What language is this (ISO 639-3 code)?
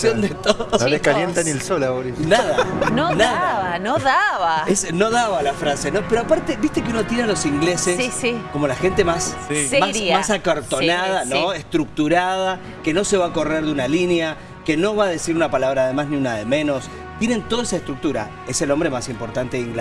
spa